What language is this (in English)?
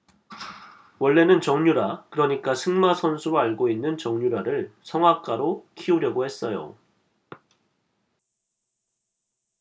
Korean